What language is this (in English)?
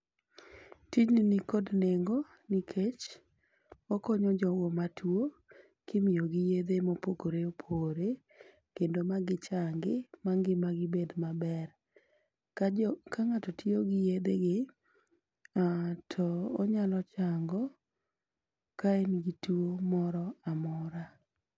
Luo (Kenya and Tanzania)